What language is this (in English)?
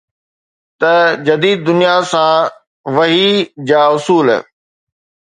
Sindhi